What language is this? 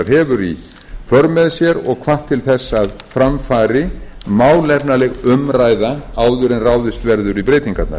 Icelandic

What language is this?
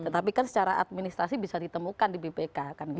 Indonesian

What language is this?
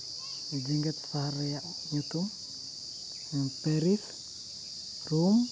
Santali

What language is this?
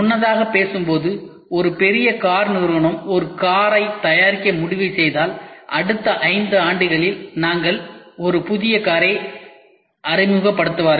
Tamil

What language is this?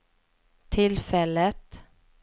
Swedish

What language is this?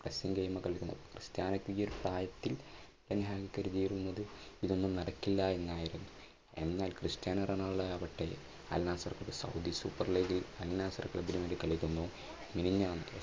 Malayalam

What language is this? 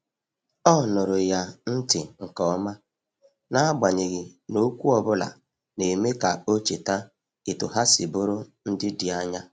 Igbo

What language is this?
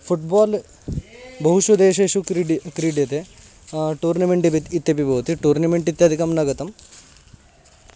Sanskrit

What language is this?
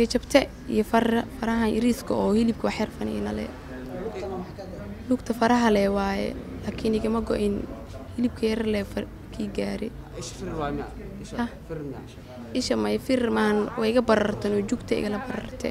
Arabic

